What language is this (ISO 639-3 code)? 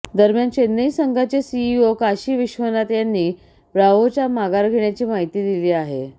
mar